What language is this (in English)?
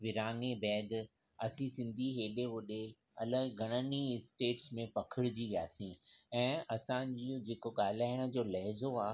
Sindhi